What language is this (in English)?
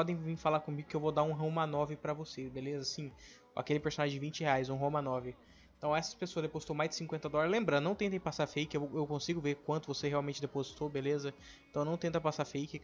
Portuguese